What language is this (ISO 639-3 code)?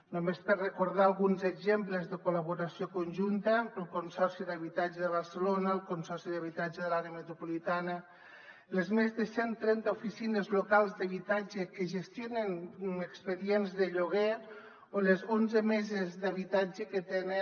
cat